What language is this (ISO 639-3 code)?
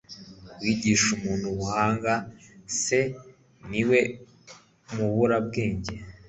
kin